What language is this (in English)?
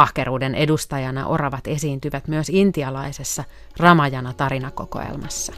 Finnish